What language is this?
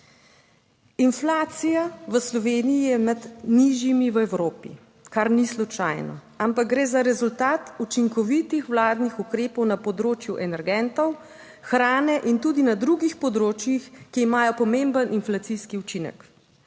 Slovenian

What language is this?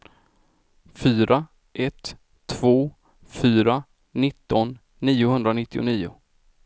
Swedish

